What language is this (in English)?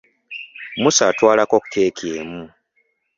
Ganda